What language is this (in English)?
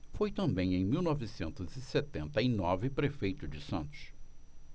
Portuguese